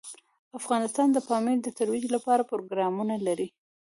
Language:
Pashto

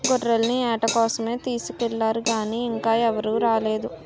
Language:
Telugu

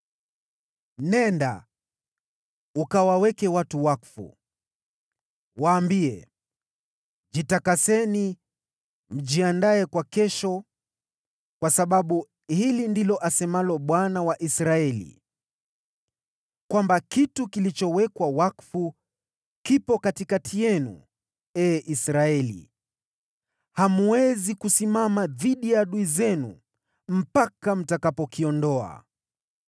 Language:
Swahili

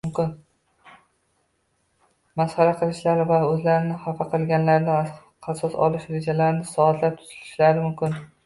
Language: Uzbek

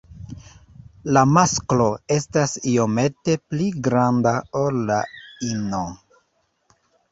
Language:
Esperanto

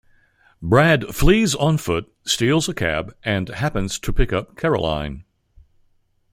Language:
English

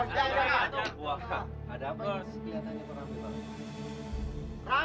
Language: Indonesian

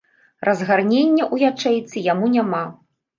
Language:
Belarusian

